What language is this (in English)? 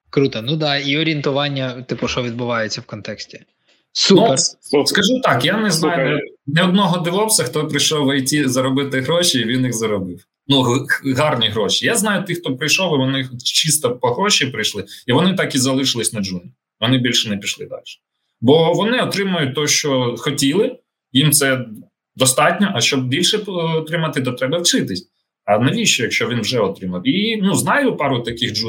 Ukrainian